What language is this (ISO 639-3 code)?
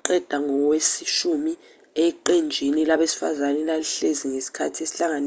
zul